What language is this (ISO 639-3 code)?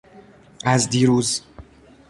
fas